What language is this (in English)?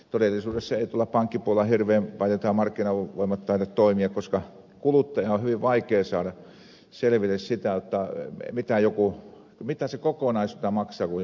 Finnish